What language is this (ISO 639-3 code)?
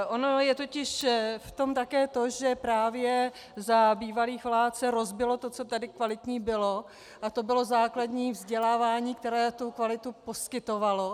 ces